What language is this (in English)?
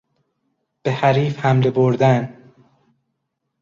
Persian